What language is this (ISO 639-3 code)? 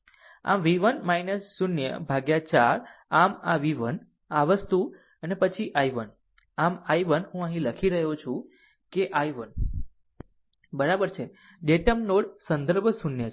guj